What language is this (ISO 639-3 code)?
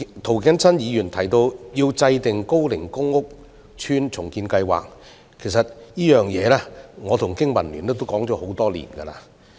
yue